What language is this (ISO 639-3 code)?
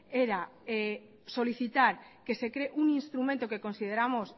spa